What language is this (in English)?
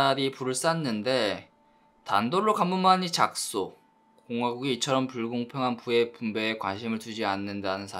Korean